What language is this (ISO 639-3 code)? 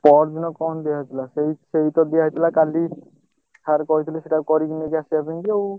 ori